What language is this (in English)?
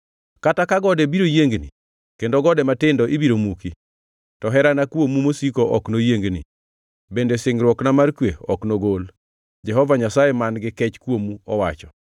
Luo (Kenya and Tanzania)